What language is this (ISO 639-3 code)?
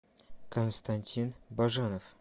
rus